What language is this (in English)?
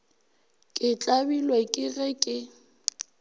Northern Sotho